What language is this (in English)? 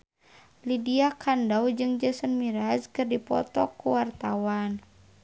Sundanese